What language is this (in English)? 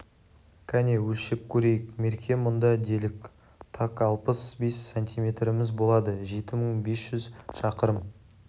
Kazakh